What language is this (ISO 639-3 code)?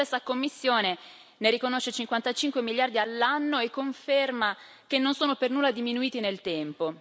ita